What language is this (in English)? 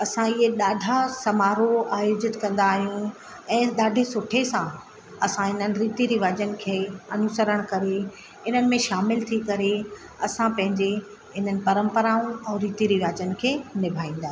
Sindhi